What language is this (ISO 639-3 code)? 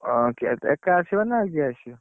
ori